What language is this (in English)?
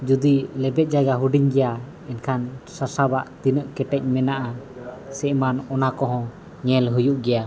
Santali